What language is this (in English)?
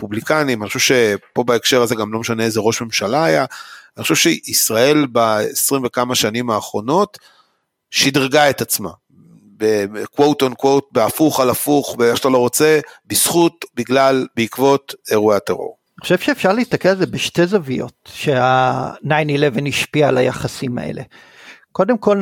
Hebrew